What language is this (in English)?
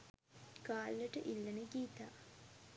Sinhala